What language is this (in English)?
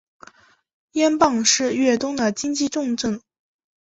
Chinese